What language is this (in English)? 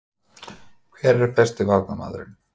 Icelandic